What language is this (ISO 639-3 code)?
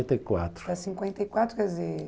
por